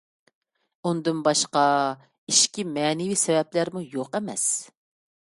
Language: Uyghur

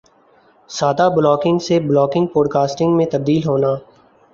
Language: Urdu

